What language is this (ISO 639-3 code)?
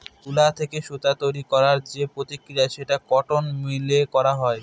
ben